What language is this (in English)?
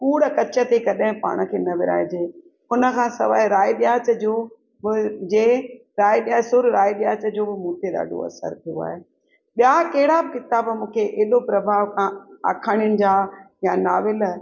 Sindhi